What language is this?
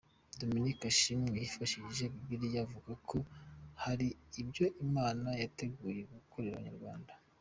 Kinyarwanda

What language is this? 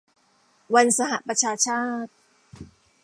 Thai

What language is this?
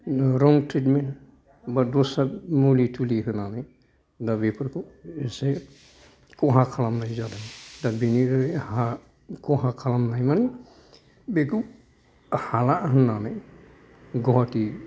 Bodo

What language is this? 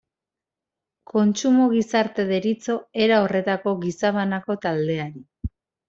Basque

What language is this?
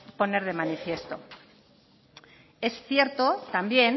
Spanish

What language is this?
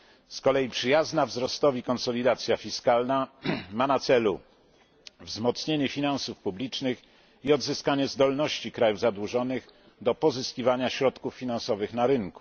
Polish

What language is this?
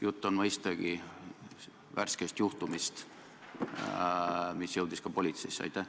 Estonian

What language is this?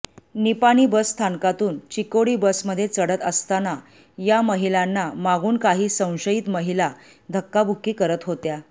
Marathi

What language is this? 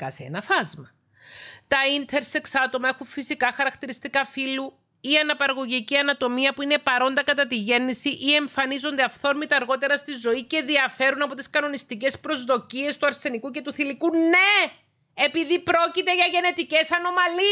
Greek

